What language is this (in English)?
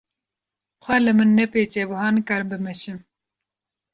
Kurdish